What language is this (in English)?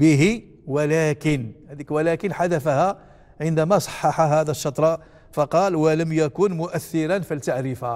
Arabic